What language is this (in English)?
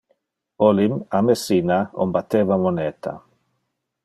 Interlingua